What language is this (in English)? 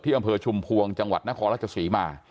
Thai